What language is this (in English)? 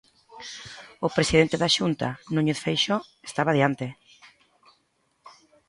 Galician